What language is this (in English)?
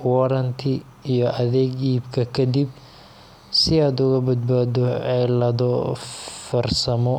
Somali